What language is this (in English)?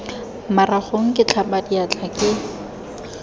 Tswana